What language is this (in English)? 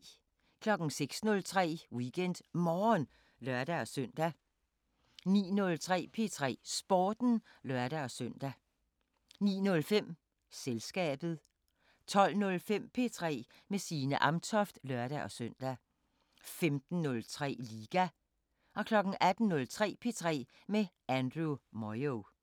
Danish